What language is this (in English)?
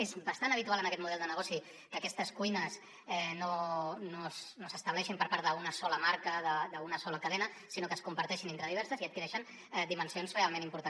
Catalan